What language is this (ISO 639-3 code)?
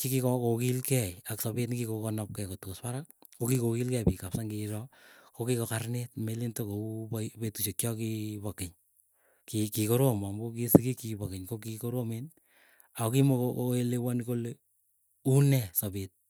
eyo